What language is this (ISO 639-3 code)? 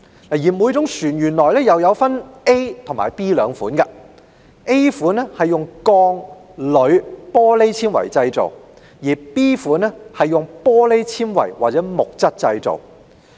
yue